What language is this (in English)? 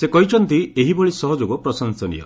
Odia